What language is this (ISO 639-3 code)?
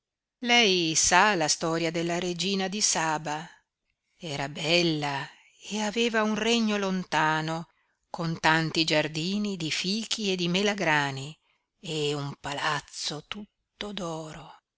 ita